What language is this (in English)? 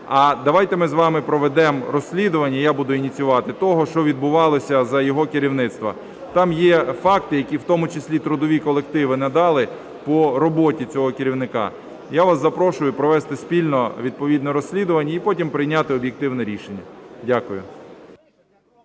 Ukrainian